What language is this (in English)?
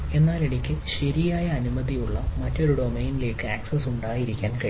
Malayalam